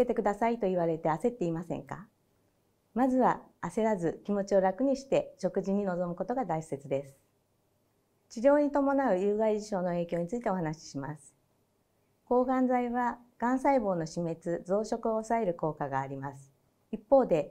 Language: Japanese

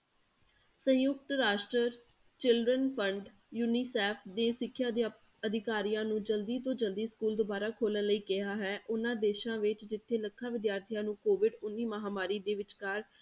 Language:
Punjabi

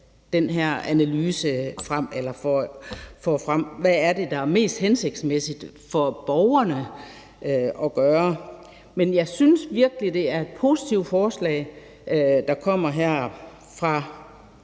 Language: Danish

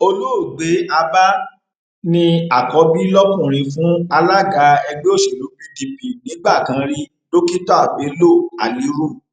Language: Yoruba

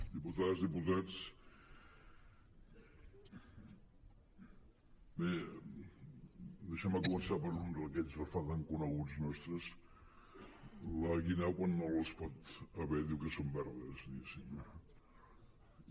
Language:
Catalan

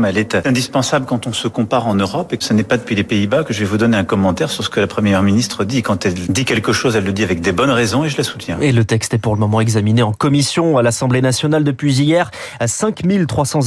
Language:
French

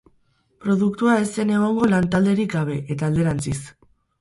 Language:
Basque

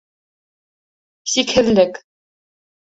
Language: Bashkir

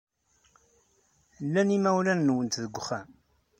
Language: Kabyle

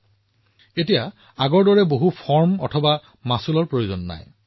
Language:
Assamese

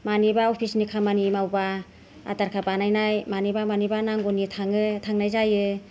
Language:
Bodo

